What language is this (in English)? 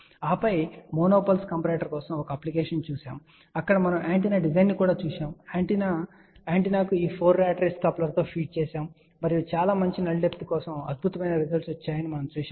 Telugu